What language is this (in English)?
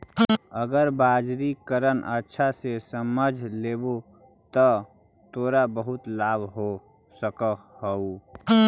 Magahi